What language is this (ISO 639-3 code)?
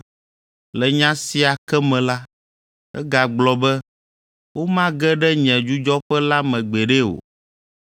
ewe